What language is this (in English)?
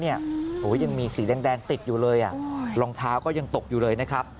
Thai